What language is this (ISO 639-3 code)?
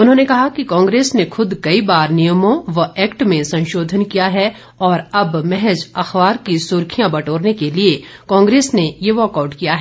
hin